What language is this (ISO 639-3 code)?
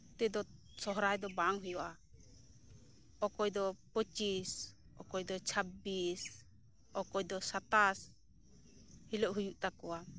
sat